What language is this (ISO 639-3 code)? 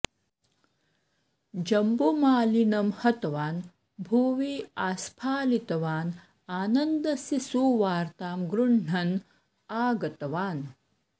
san